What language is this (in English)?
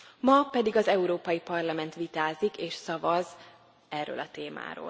Hungarian